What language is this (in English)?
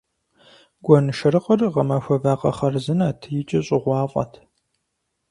Kabardian